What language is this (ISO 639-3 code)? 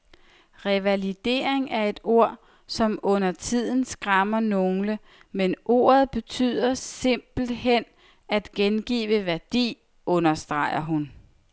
dan